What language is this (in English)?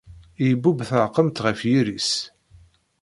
Kabyle